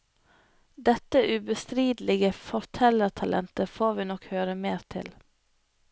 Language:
Norwegian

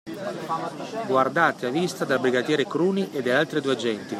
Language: Italian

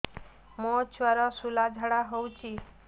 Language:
Odia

